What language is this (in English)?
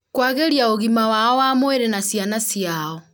Kikuyu